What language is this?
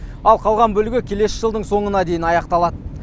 Kazakh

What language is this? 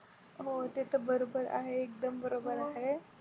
Marathi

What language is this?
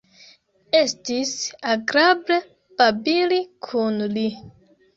Esperanto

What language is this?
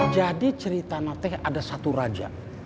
Indonesian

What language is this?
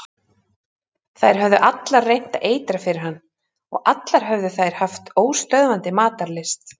Icelandic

